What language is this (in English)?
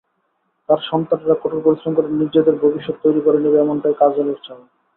Bangla